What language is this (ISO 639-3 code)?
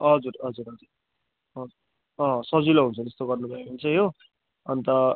nep